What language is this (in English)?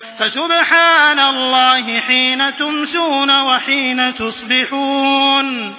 Arabic